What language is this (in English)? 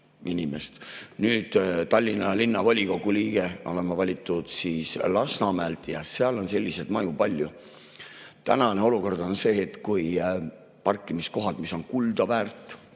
Estonian